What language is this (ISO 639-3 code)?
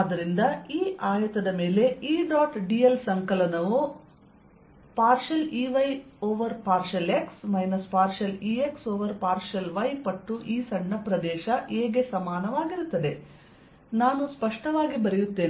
kan